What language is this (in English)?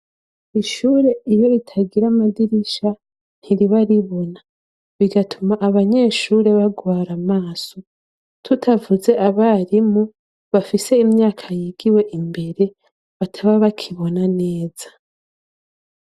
Rundi